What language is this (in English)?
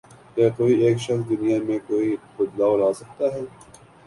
Urdu